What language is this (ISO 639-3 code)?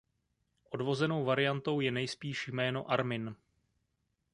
ces